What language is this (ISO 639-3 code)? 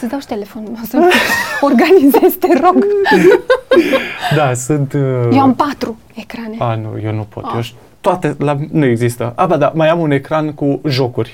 ron